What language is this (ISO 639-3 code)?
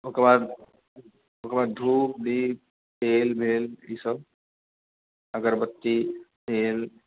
mai